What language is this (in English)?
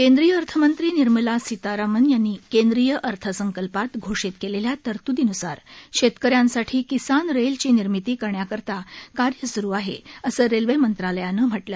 Marathi